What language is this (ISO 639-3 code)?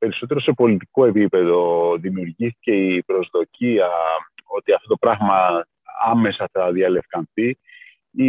ell